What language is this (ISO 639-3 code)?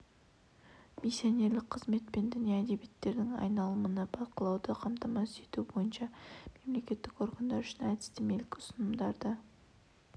kaz